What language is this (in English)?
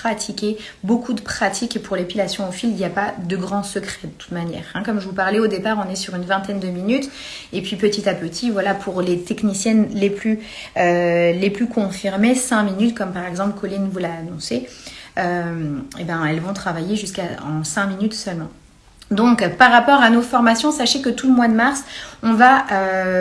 French